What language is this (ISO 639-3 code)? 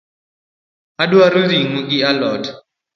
luo